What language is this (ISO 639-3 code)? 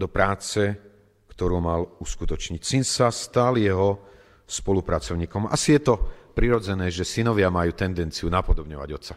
slk